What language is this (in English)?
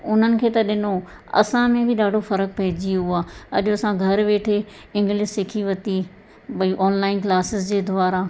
Sindhi